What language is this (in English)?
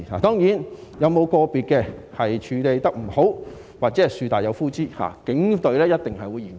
Cantonese